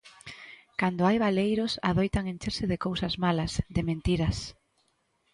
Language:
Galician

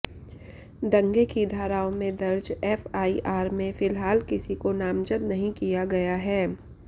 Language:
Hindi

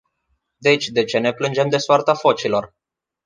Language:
Romanian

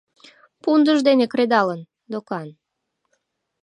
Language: Mari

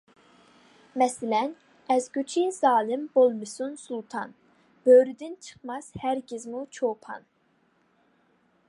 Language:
Uyghur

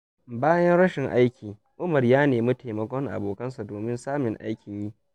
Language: Hausa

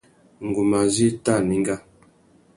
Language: Tuki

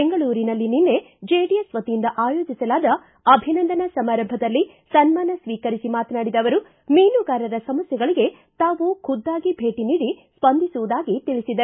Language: Kannada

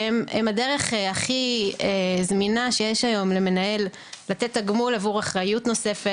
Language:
Hebrew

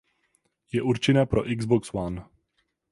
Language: Czech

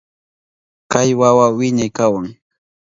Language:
Southern Pastaza Quechua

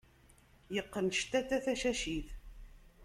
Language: Kabyle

